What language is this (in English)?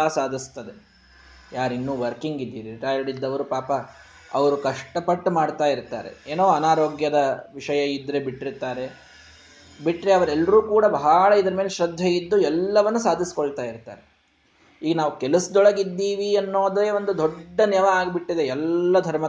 Kannada